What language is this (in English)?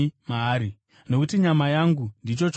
Shona